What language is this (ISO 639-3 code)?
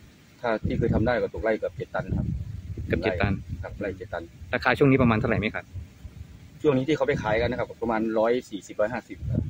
tha